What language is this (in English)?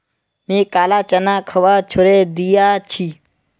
Magahi